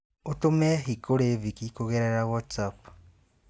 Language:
Kikuyu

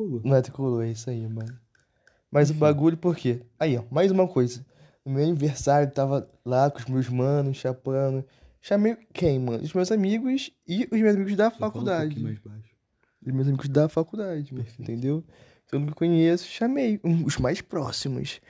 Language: Portuguese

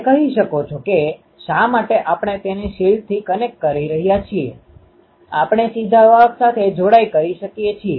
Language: Gujarati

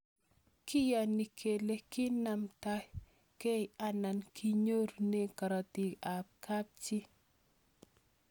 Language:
Kalenjin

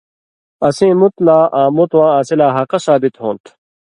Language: Indus Kohistani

